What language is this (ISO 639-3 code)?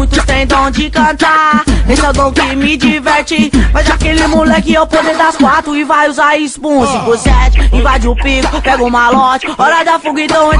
por